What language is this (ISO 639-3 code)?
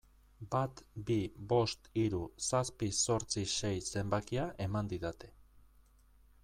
eus